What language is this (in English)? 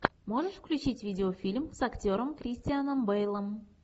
Russian